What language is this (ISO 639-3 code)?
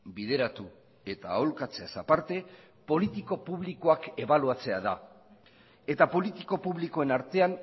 eus